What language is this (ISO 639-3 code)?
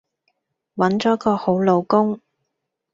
yue